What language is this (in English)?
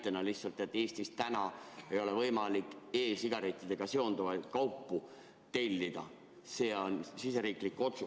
Estonian